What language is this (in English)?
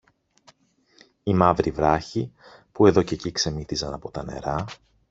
Greek